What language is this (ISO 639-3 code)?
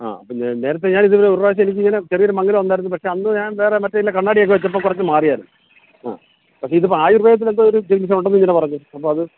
mal